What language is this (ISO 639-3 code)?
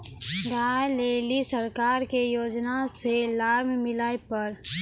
mai